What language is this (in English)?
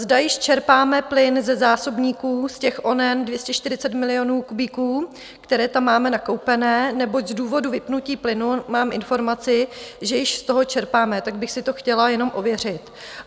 Czech